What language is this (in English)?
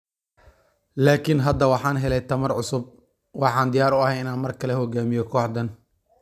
Somali